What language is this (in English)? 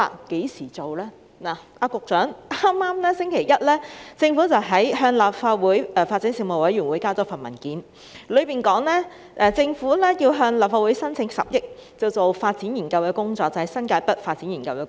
Cantonese